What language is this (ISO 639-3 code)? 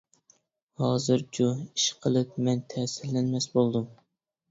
uig